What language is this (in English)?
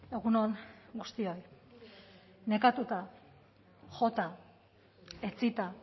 Basque